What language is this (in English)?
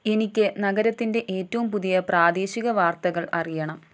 Malayalam